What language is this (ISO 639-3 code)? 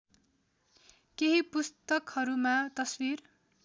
nep